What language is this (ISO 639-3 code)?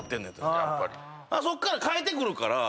jpn